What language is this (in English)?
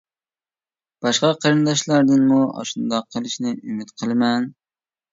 Uyghur